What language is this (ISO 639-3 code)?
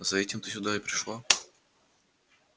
rus